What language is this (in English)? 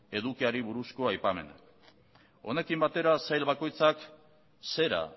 Basque